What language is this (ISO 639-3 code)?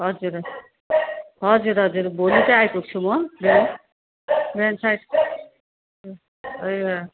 nep